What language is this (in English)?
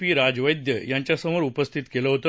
Marathi